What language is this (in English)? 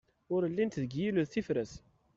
Kabyle